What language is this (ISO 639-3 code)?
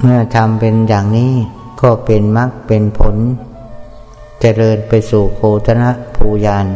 tha